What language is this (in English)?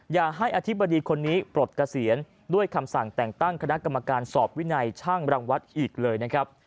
Thai